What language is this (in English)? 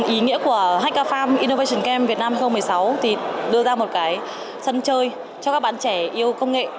Vietnamese